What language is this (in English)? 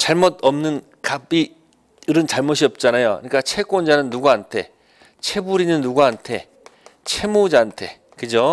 Korean